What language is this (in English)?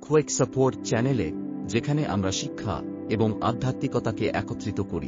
Bangla